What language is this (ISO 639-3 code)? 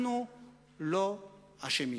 heb